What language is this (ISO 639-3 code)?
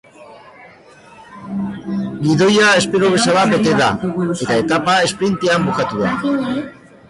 eus